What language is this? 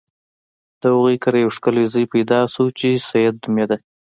Pashto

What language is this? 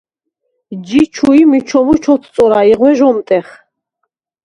Svan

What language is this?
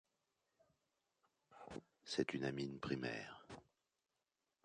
French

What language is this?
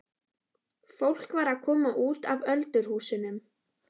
Icelandic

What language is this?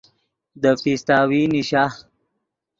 Yidgha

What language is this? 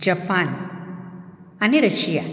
Konkani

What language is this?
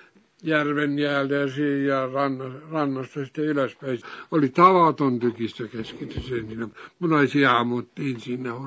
Finnish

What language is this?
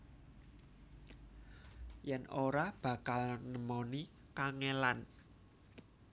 Javanese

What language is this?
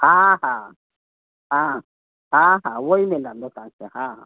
Sindhi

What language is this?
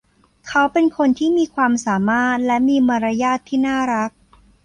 Thai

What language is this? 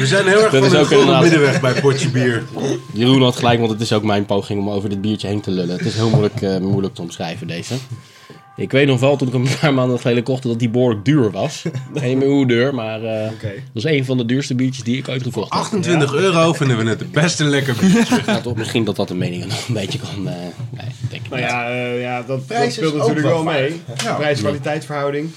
Dutch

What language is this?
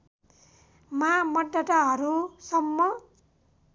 Nepali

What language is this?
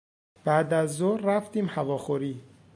Persian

